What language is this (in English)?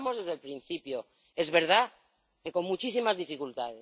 Spanish